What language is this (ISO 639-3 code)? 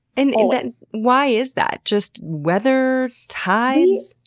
eng